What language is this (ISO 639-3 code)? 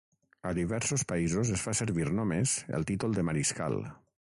cat